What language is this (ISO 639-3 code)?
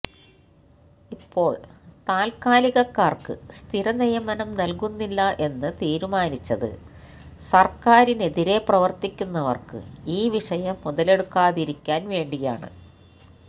mal